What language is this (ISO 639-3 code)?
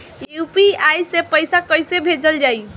bho